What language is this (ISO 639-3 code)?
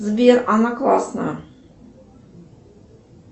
rus